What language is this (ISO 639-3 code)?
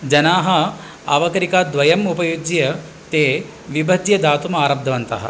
san